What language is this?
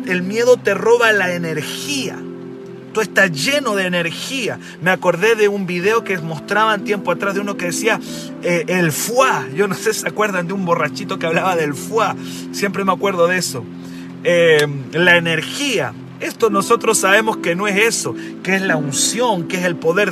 Spanish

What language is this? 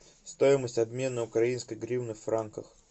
Russian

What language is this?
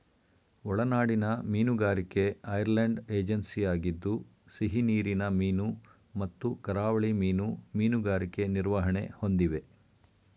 Kannada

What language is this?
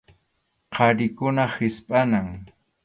Arequipa-La Unión Quechua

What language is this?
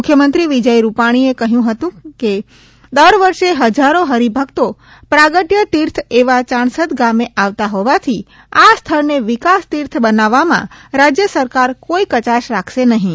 Gujarati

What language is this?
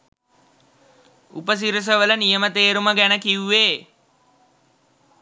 Sinhala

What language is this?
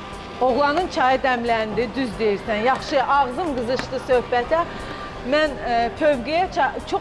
Turkish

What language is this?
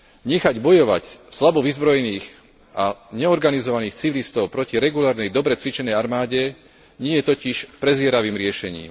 Slovak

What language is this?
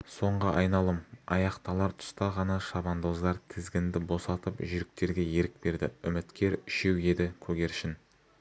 Kazakh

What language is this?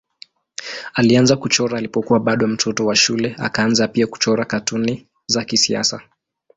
Swahili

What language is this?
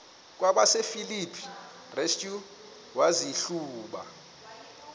Xhosa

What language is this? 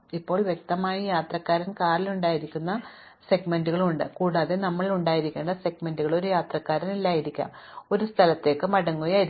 Malayalam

